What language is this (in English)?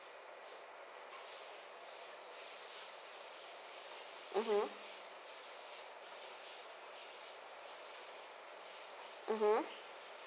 English